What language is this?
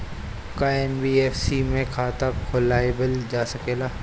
Bhojpuri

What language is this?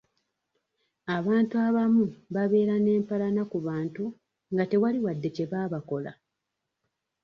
Ganda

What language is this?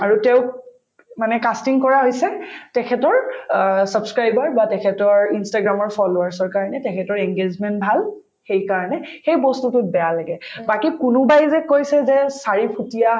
Assamese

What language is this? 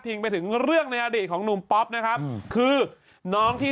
Thai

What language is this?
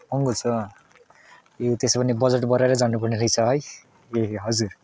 Nepali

